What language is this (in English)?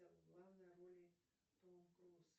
Russian